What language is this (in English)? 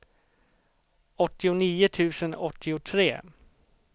Swedish